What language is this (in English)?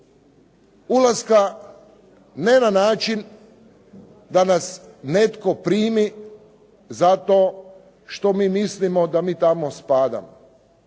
Croatian